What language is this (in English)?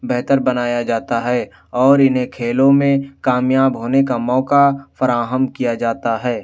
Urdu